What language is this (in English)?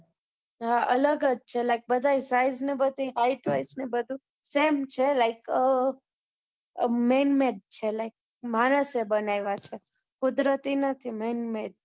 Gujarati